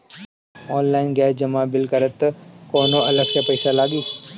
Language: Bhojpuri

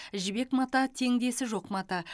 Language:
Kazakh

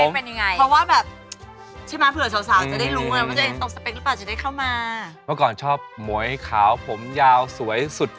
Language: Thai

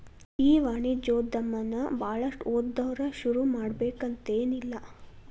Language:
Kannada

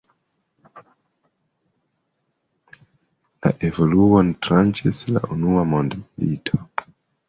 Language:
Esperanto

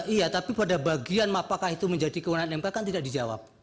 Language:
Indonesian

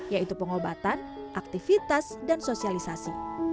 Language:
Indonesian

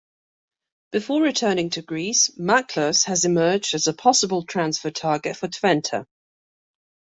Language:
English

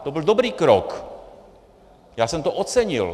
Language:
Czech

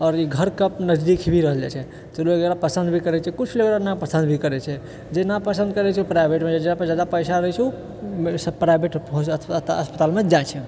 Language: Maithili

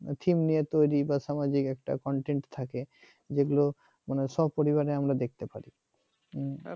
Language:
Bangla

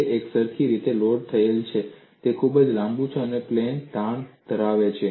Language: Gujarati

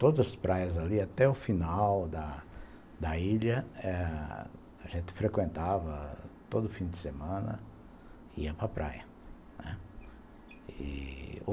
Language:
Portuguese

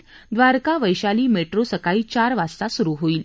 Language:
Marathi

